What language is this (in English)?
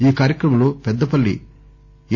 Telugu